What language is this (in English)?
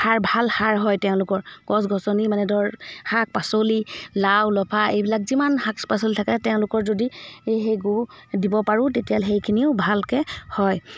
Assamese